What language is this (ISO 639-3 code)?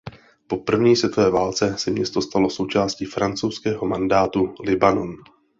ces